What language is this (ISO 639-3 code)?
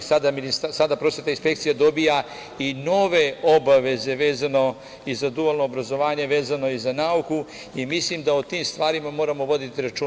srp